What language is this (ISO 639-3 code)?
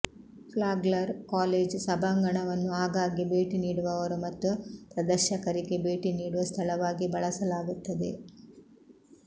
kan